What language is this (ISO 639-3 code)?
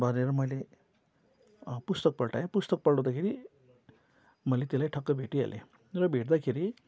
nep